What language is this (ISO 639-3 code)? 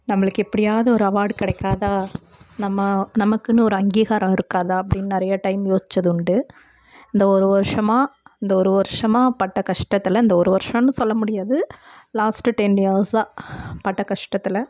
tam